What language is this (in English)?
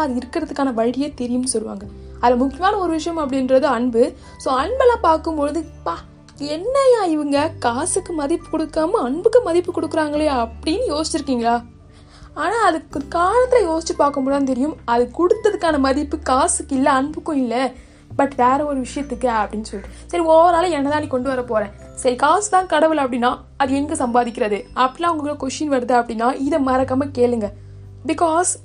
Tamil